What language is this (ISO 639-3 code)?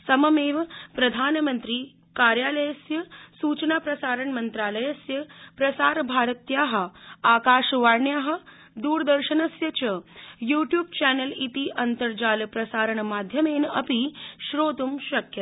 san